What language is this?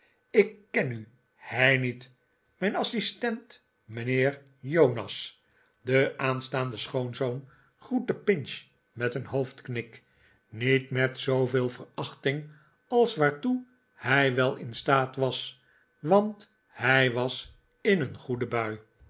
Dutch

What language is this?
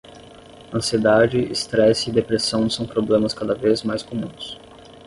Portuguese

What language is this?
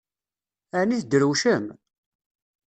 Kabyle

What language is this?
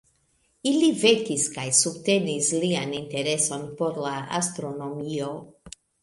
Esperanto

